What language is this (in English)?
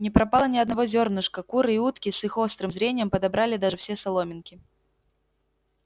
Russian